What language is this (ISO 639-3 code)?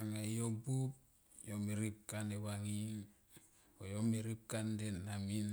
tqp